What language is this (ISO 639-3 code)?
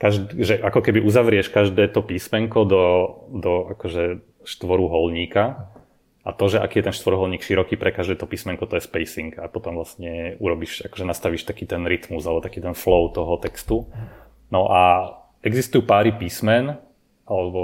slk